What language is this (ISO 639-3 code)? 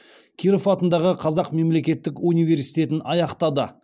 kaz